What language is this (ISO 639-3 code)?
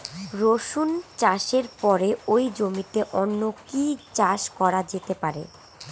ben